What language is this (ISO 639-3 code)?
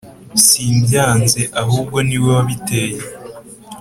kin